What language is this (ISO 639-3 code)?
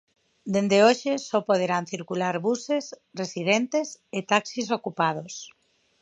glg